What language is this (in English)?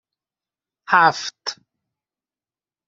Persian